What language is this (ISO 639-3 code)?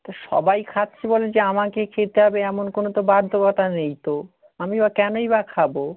ben